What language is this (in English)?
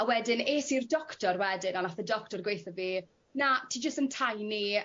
Welsh